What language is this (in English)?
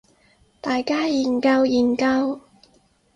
Cantonese